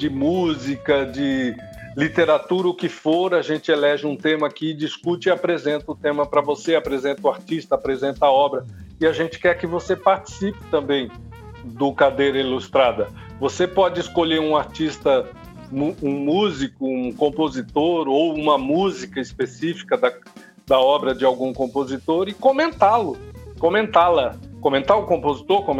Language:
Portuguese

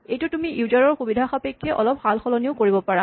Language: Assamese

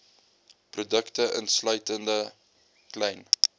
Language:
Afrikaans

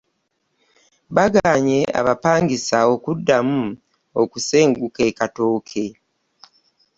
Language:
Ganda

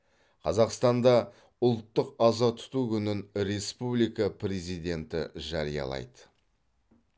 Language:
Kazakh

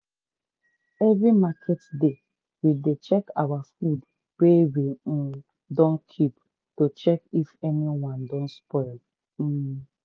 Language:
Nigerian Pidgin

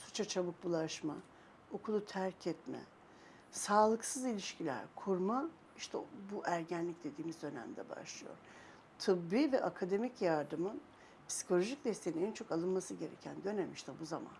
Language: Turkish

